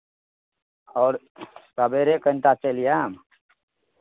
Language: Maithili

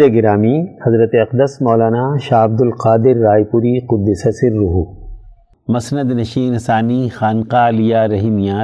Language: Urdu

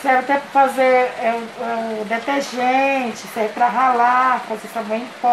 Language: Portuguese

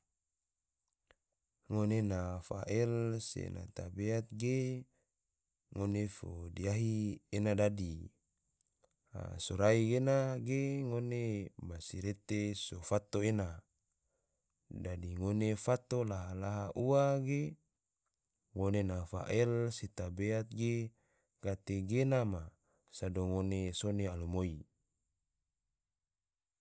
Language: Tidore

